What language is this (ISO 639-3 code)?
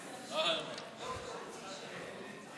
heb